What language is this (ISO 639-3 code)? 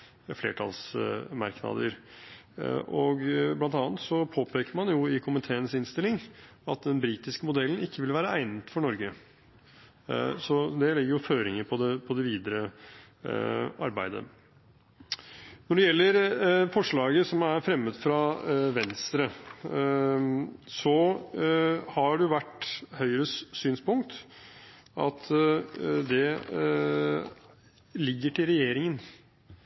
nob